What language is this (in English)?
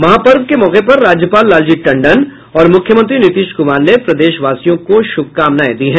Hindi